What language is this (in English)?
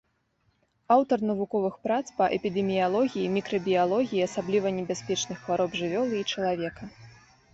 Belarusian